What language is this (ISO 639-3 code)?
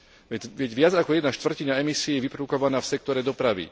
slk